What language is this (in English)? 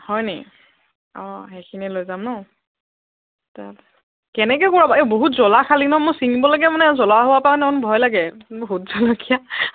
Assamese